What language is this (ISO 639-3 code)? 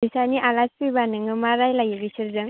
brx